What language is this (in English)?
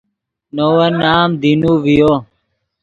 Yidgha